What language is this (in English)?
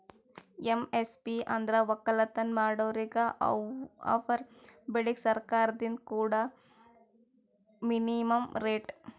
Kannada